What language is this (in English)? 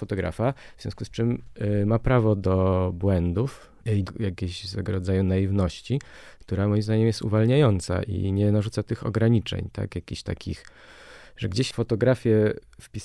Polish